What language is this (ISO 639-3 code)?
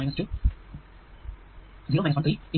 mal